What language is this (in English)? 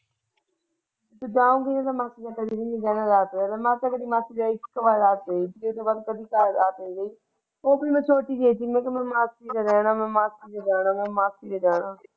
Punjabi